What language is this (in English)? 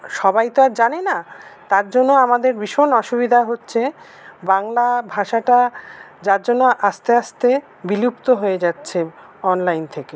Bangla